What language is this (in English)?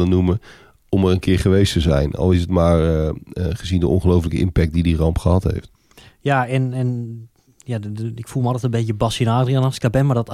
Dutch